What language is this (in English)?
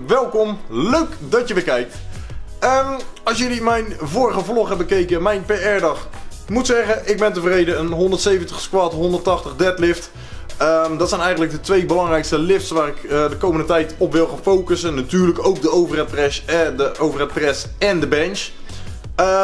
Dutch